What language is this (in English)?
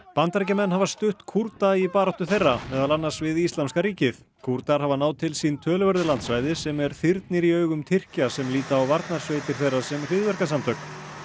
Icelandic